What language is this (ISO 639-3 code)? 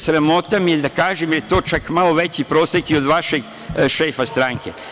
srp